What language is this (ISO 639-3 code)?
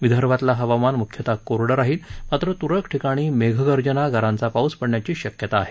mar